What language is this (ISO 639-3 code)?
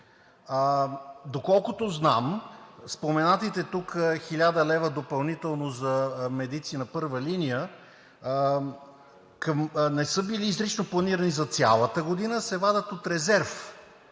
bul